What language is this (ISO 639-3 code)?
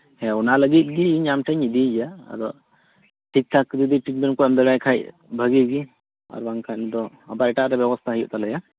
sat